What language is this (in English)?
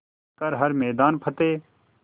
Hindi